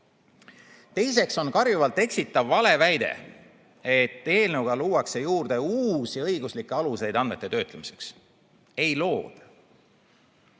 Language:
Estonian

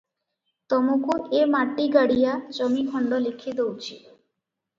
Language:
Odia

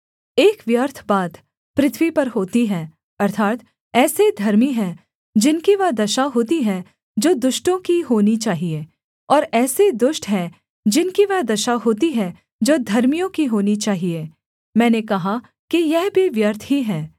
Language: Hindi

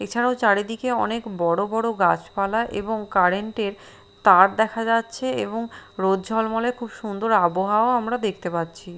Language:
Bangla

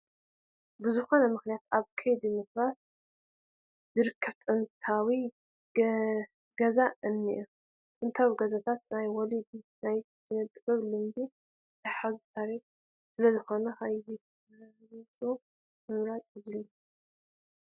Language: Tigrinya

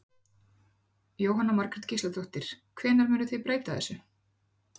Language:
Icelandic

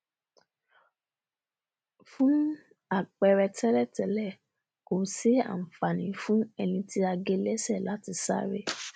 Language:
Yoruba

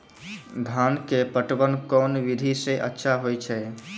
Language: Maithili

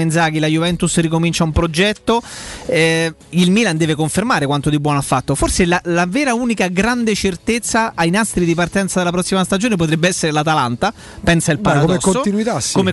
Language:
Italian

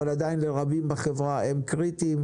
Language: Hebrew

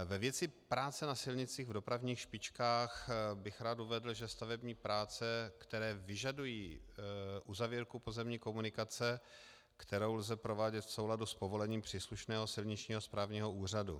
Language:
Czech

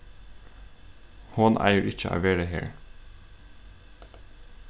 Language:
Faroese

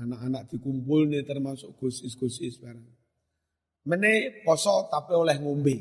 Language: Indonesian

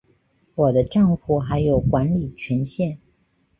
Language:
Chinese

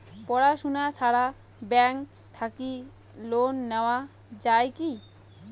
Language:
Bangla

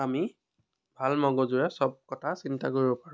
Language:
Assamese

